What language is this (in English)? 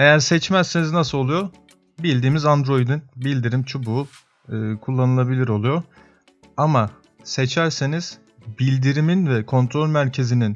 Turkish